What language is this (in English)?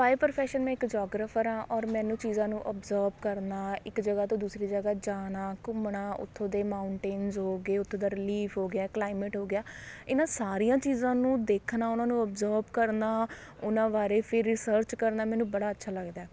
Punjabi